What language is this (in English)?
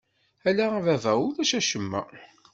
Kabyle